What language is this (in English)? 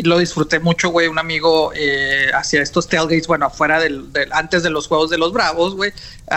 Spanish